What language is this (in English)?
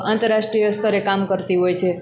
Gujarati